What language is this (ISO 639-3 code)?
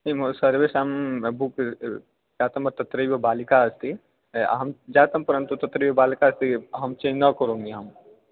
san